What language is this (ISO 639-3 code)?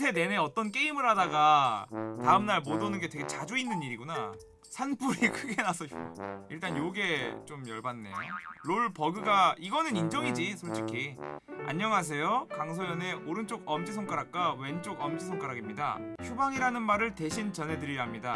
kor